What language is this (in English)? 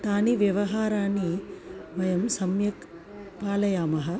Sanskrit